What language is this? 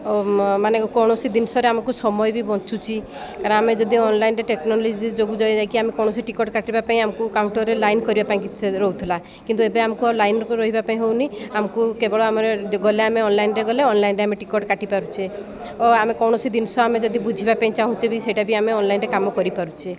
Odia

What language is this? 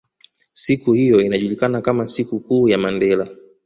Swahili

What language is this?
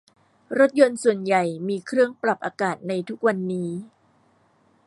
Thai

